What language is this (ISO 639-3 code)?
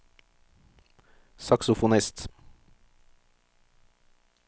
nor